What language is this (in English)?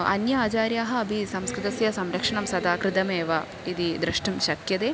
Sanskrit